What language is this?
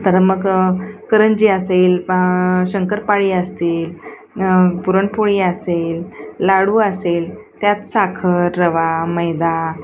Marathi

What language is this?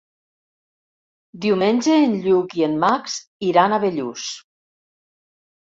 Catalan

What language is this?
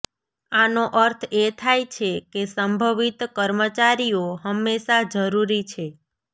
Gujarati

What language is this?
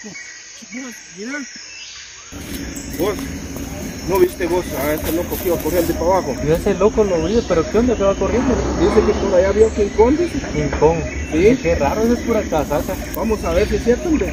Spanish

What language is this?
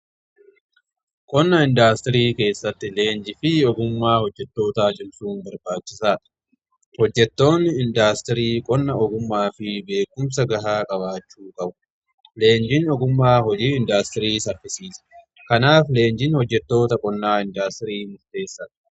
Oromo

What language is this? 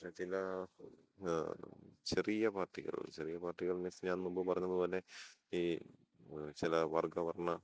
Malayalam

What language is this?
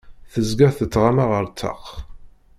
Kabyle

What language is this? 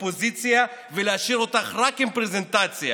Hebrew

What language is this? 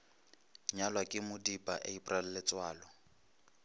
Northern Sotho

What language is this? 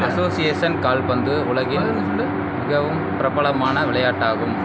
Tamil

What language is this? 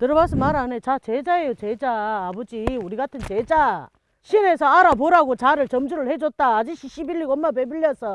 Korean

